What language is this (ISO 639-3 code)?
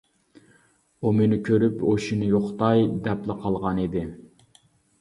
uig